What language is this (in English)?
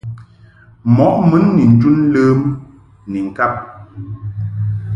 Mungaka